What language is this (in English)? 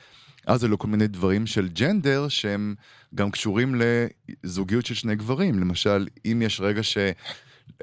Hebrew